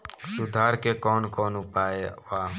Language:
Bhojpuri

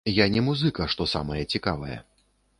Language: Belarusian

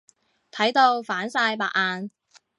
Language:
Cantonese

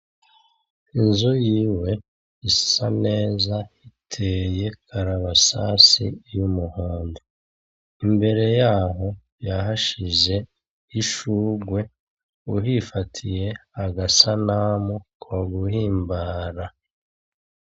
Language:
Rundi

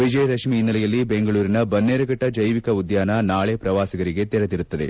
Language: Kannada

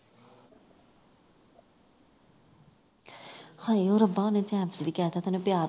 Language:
Punjabi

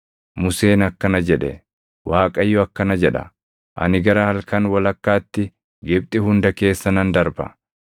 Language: Oromo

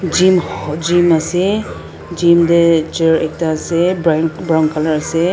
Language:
Naga Pidgin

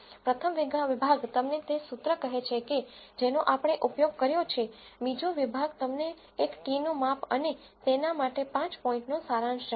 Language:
Gujarati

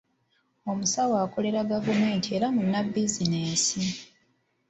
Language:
Ganda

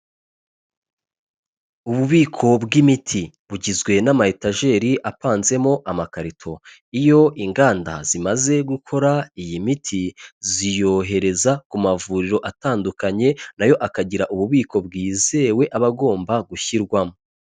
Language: Kinyarwanda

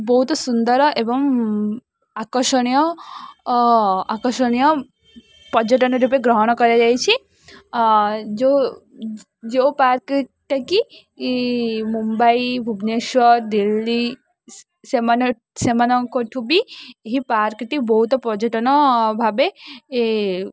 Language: Odia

